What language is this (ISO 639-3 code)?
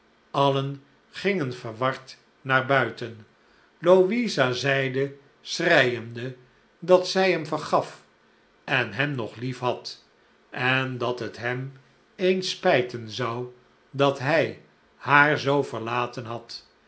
nld